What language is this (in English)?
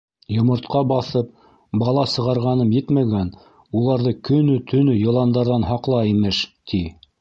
Bashkir